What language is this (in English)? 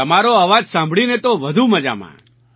Gujarati